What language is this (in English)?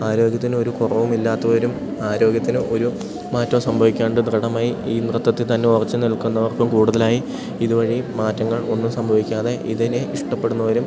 Malayalam